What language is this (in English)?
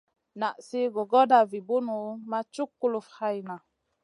Masana